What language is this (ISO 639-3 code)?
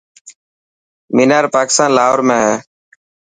mki